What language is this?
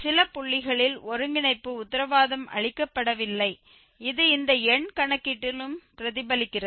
Tamil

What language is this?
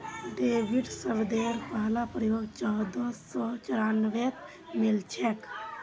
Magahi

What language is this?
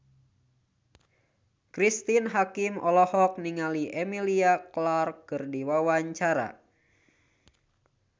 Sundanese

